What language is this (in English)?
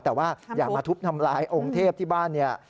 Thai